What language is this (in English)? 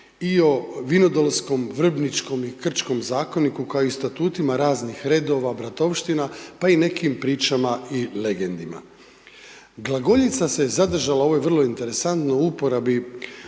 Croatian